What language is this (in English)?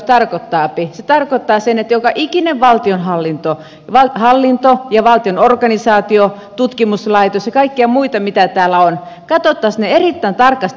Finnish